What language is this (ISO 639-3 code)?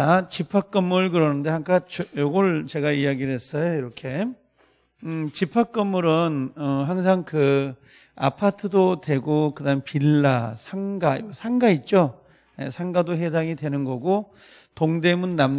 kor